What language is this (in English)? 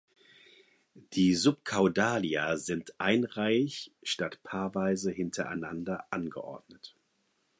German